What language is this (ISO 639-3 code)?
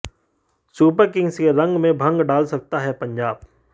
hin